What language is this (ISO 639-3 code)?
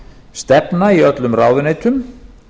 isl